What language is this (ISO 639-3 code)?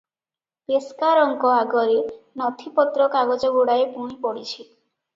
ori